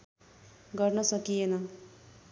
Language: Nepali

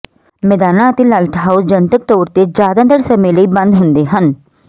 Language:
Punjabi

